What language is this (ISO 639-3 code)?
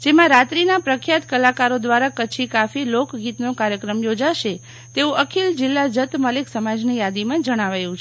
guj